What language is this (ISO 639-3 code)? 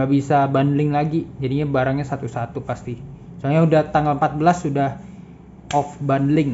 ind